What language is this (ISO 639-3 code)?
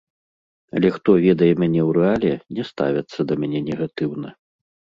bel